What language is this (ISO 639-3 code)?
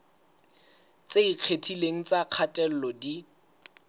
sot